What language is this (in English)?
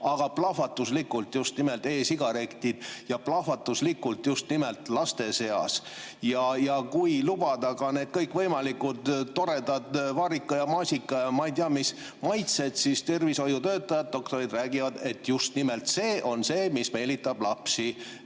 Estonian